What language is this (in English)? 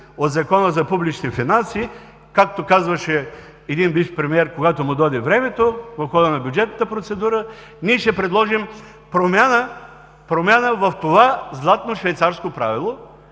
Bulgarian